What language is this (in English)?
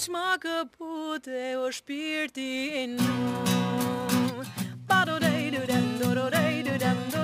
Bulgarian